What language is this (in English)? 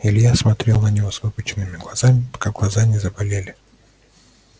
Russian